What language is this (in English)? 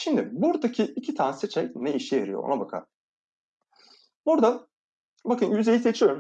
Turkish